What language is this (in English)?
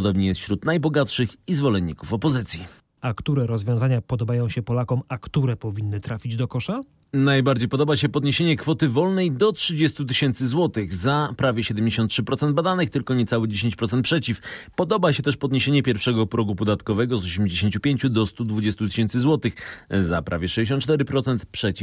Polish